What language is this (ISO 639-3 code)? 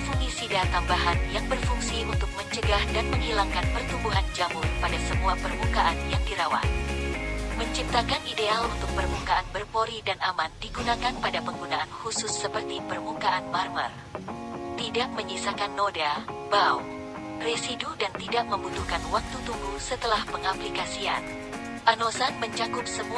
ind